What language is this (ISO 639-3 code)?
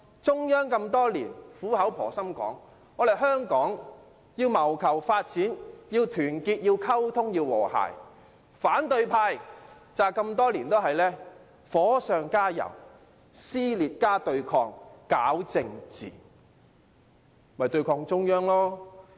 yue